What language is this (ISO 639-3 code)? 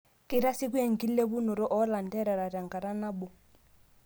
mas